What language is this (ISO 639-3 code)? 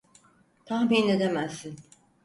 tur